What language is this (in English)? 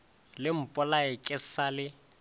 Northern Sotho